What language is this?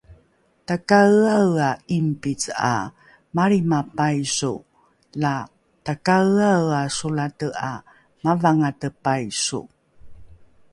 Rukai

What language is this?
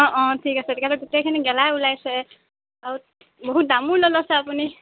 Assamese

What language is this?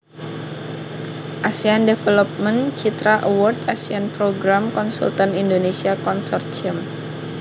Javanese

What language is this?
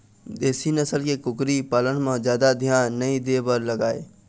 Chhattisgarhi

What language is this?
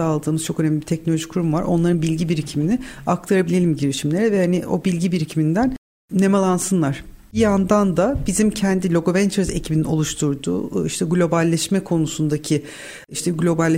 Turkish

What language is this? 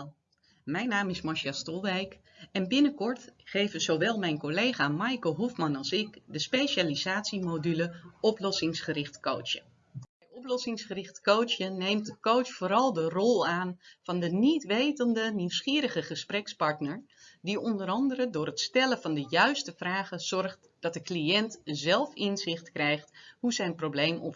Dutch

